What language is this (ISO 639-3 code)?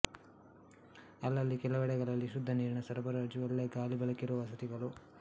kan